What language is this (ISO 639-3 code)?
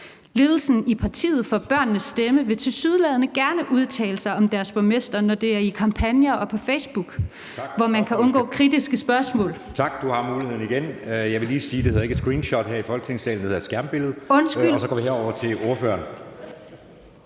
dan